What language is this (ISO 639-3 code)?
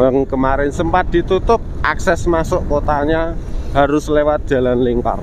ind